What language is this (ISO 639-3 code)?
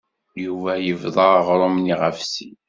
kab